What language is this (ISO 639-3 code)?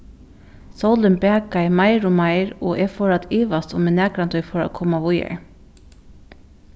fao